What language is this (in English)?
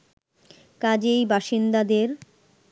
Bangla